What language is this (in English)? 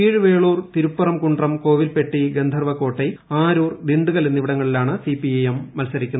Malayalam